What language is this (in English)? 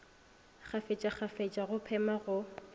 Northern Sotho